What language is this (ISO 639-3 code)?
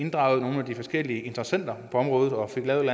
dan